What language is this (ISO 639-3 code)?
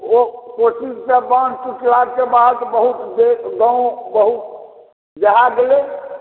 mai